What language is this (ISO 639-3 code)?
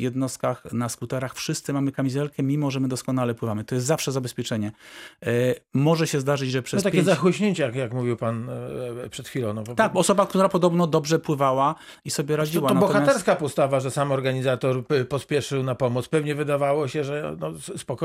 pol